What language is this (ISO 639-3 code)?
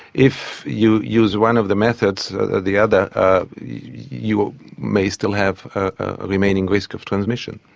eng